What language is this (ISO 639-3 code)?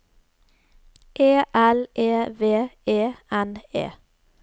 nor